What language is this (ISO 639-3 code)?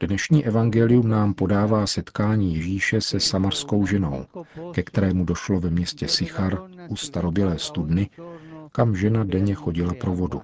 ces